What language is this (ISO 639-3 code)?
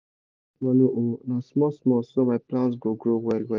pcm